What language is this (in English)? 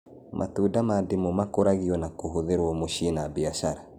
Kikuyu